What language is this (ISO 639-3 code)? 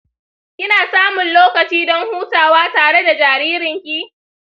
hau